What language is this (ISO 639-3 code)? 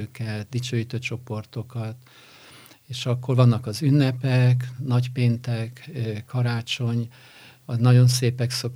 hun